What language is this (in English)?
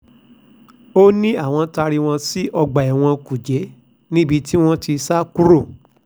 Yoruba